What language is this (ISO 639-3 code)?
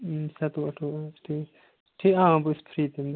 kas